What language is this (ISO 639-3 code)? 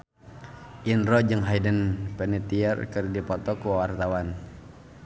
sun